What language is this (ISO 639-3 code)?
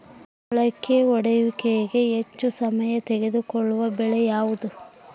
kan